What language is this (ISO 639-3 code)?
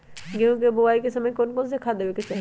mag